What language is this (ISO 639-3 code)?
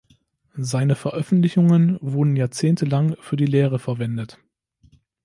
deu